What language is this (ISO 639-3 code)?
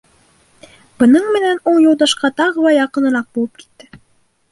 bak